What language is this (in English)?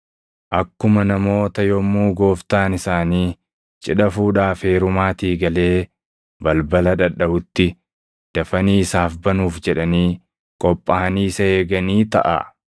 Oromo